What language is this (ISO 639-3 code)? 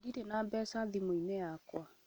kik